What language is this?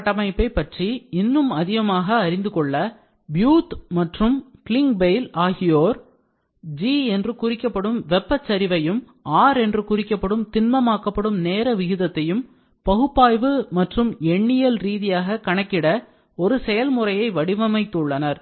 Tamil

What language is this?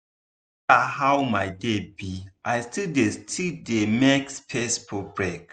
Nigerian Pidgin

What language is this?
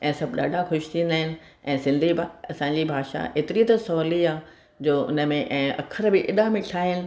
Sindhi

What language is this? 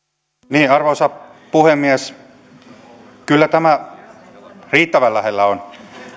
Finnish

